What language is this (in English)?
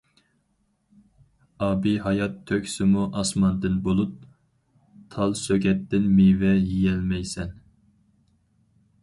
Uyghur